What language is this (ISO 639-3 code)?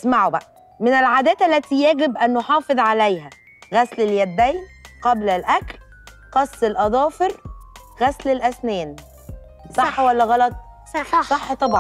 ara